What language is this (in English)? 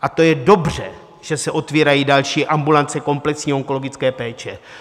Czech